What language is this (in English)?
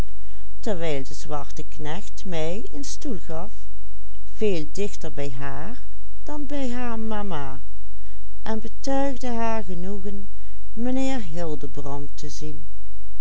Dutch